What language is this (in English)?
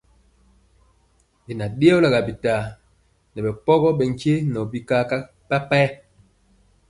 Mpiemo